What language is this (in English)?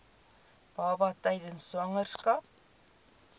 Afrikaans